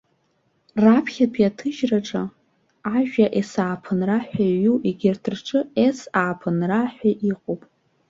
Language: Abkhazian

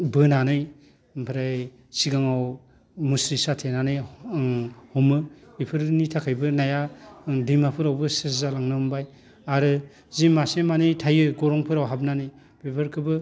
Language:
Bodo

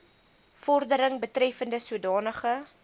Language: Afrikaans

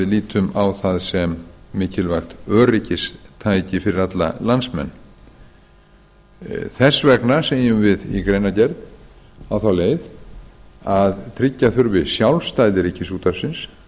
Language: Icelandic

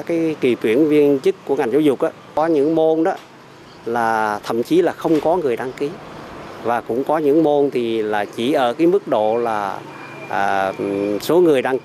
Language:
Vietnamese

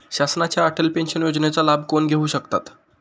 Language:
Marathi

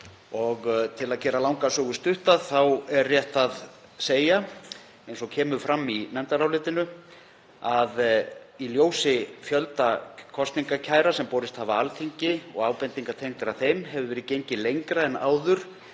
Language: Icelandic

